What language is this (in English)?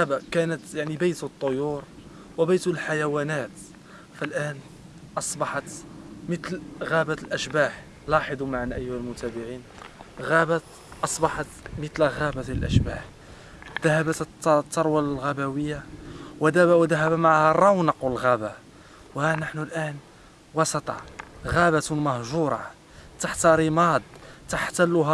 Arabic